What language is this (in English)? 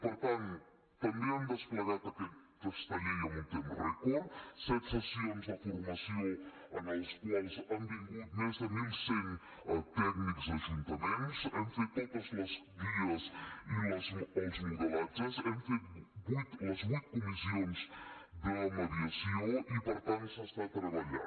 Catalan